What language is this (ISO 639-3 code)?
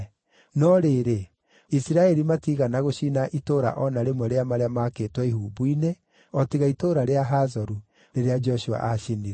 kik